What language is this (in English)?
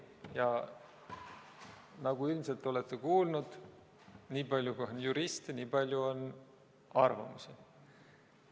Estonian